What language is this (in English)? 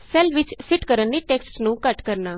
Punjabi